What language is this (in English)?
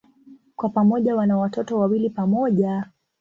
Swahili